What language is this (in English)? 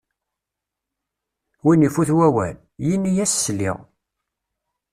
Kabyle